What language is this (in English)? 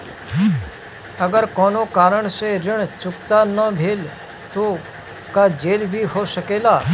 Bhojpuri